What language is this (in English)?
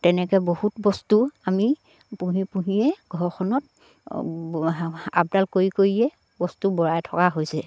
Assamese